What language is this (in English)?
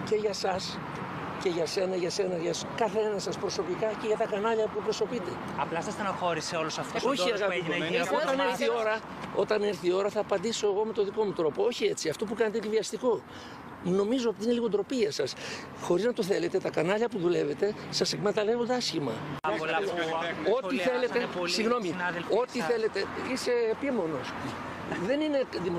Greek